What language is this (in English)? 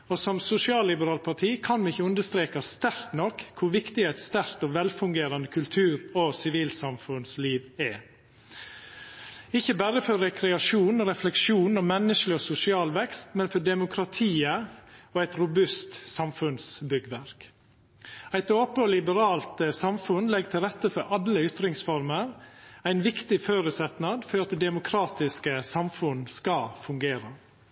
Norwegian Nynorsk